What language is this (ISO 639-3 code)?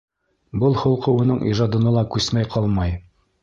bak